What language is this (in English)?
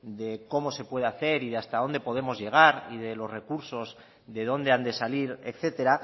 Spanish